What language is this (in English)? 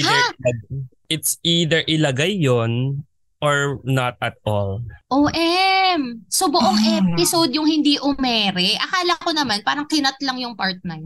Filipino